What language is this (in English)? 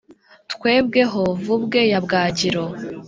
Kinyarwanda